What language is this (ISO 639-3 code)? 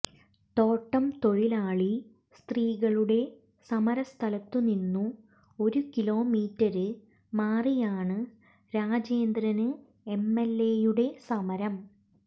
mal